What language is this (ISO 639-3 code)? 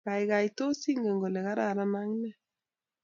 kln